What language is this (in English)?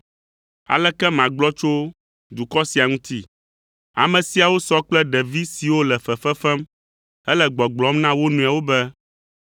Ewe